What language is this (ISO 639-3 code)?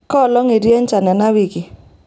mas